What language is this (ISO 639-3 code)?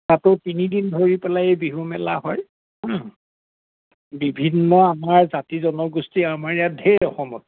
asm